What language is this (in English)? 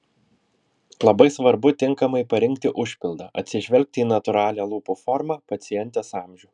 Lithuanian